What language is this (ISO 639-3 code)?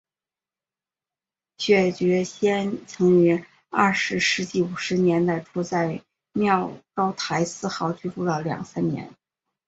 zho